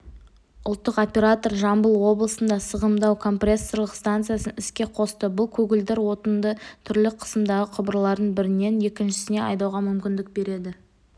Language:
Kazakh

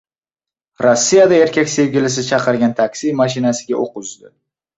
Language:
Uzbek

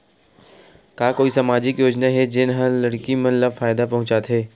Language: Chhattisgarhi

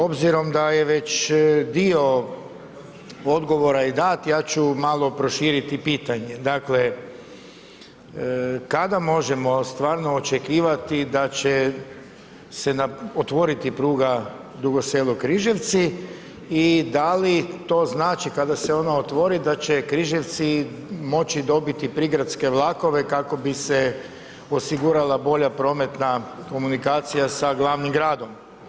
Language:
Croatian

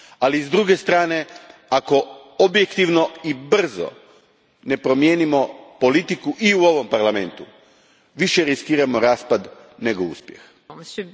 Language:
Croatian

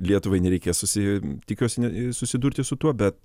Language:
Lithuanian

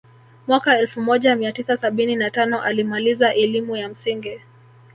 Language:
Swahili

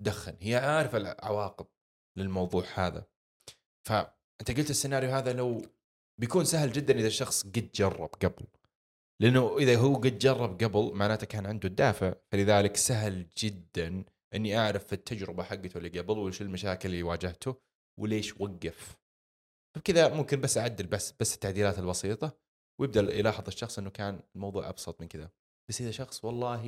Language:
Arabic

